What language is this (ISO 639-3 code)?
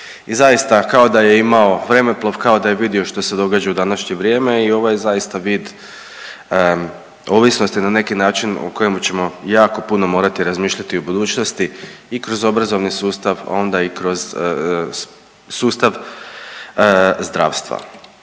hrv